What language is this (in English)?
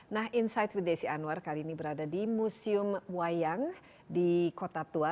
Indonesian